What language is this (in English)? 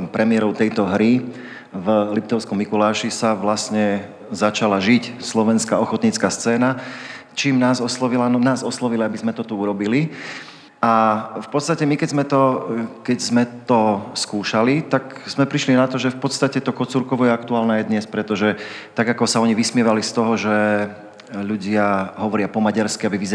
Slovak